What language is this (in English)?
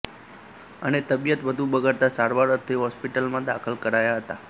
Gujarati